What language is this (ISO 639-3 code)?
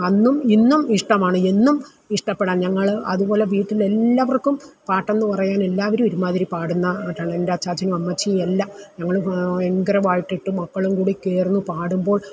mal